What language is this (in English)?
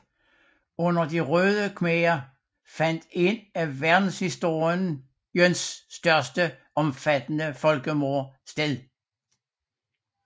Danish